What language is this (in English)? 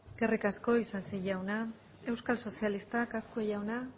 Basque